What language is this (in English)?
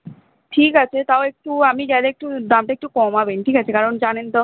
Bangla